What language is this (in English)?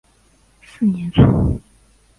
Chinese